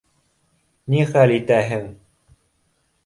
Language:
Bashkir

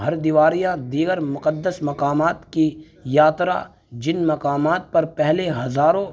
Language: Urdu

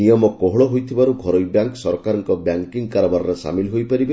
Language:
Odia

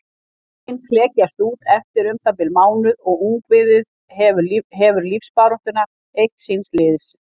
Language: Icelandic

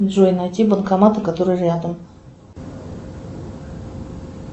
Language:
Russian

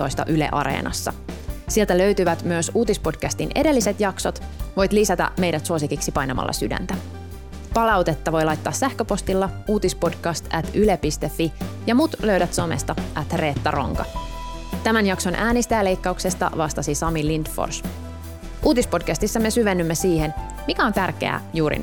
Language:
Finnish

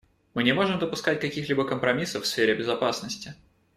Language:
Russian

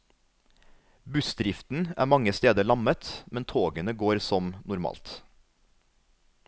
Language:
Norwegian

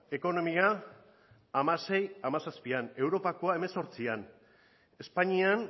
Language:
Basque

